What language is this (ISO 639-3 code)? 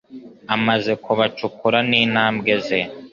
kin